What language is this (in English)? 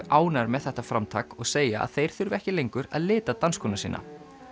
Icelandic